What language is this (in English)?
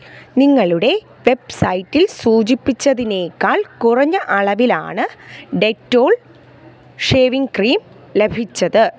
Malayalam